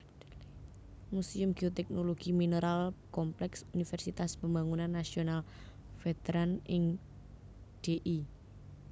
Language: Javanese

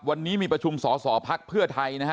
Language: Thai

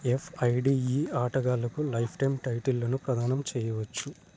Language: Telugu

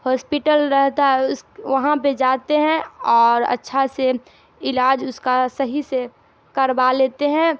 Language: Urdu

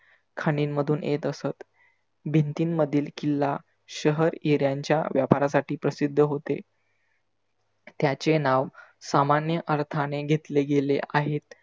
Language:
Marathi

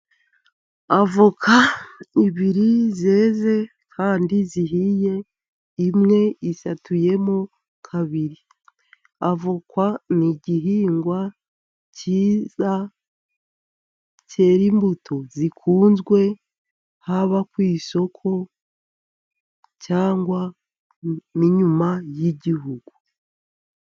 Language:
Kinyarwanda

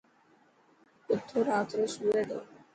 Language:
Dhatki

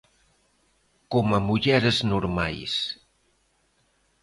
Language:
Galician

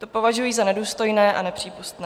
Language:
Czech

